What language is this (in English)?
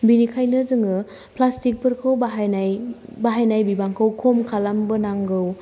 Bodo